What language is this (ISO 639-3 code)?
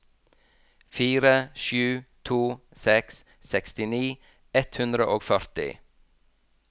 nor